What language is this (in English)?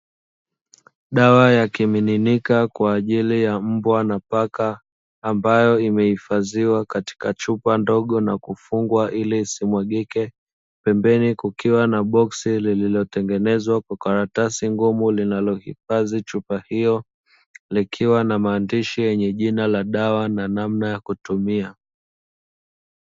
Swahili